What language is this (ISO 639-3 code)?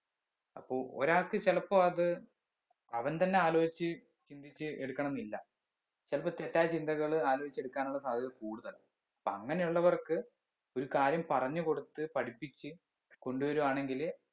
mal